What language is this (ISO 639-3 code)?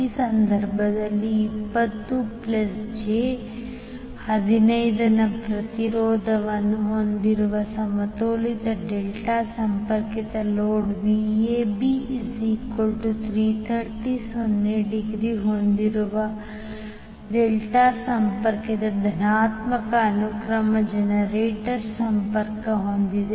kan